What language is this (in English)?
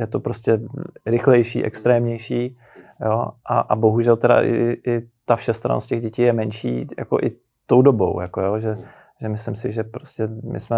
Czech